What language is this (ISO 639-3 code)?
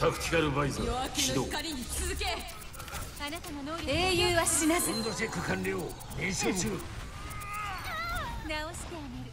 jpn